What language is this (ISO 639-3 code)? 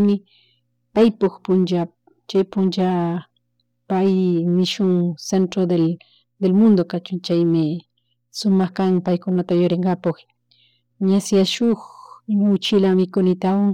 qug